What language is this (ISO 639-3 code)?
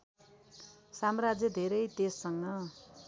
nep